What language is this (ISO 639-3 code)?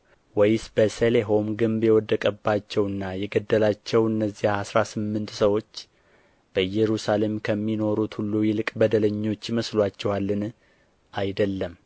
amh